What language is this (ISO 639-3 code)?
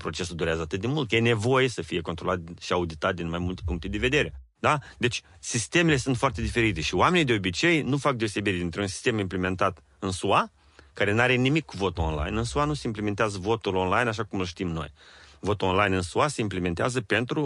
ron